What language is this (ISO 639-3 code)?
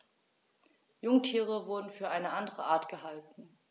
deu